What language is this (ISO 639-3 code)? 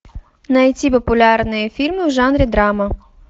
rus